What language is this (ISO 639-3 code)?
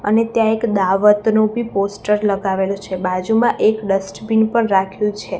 guj